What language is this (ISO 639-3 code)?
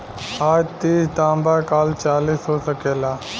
bho